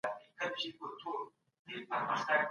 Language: Pashto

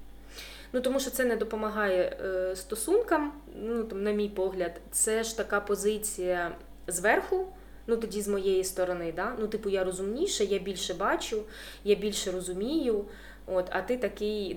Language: Ukrainian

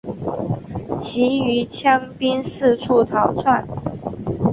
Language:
Chinese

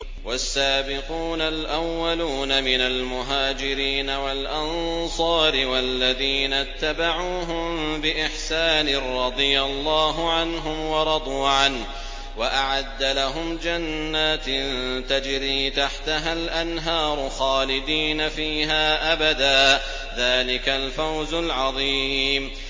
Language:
Arabic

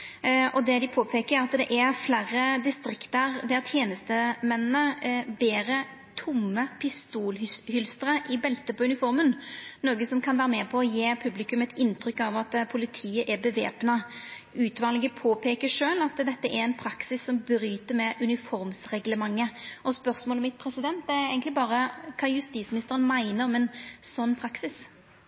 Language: Norwegian Nynorsk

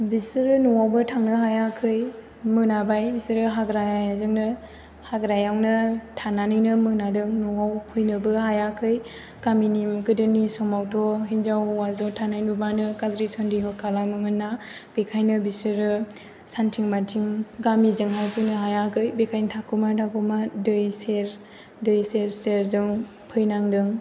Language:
Bodo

